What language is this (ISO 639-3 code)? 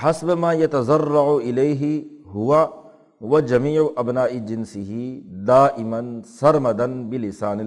urd